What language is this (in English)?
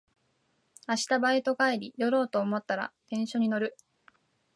Japanese